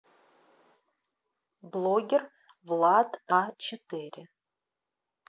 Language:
Russian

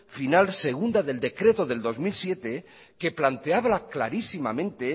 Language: Spanish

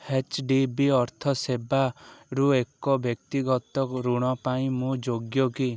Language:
Odia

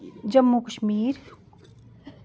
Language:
Dogri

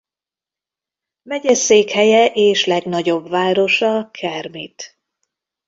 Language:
Hungarian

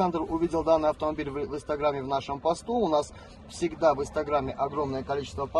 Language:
Russian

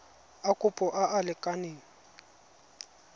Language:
Tswana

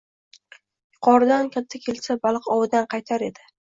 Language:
Uzbek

